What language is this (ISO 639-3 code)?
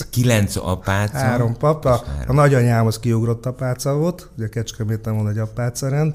hun